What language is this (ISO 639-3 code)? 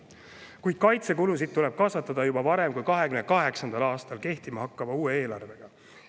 est